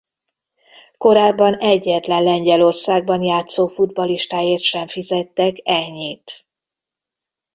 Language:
Hungarian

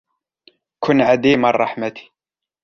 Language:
Arabic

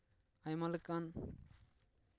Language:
Santali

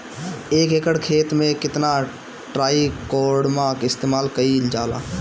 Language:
Bhojpuri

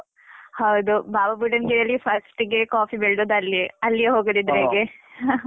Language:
Kannada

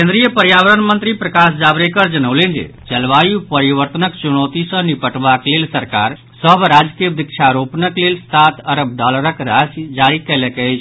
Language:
Maithili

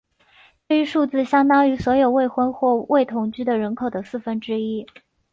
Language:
Chinese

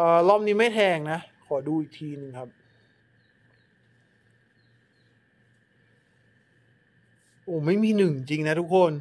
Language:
Thai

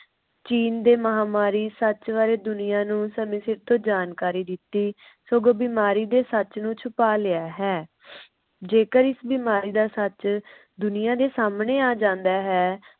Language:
Punjabi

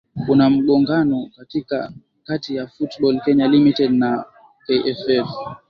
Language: Swahili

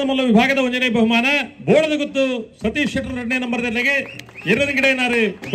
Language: Arabic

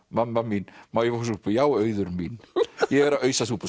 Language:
Icelandic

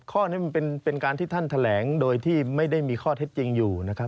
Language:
Thai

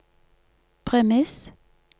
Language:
Norwegian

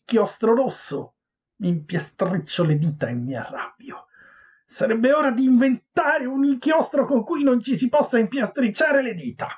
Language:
Italian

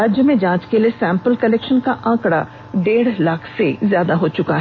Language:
Hindi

